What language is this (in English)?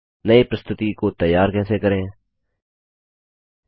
Hindi